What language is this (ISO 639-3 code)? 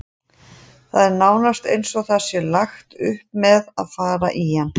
isl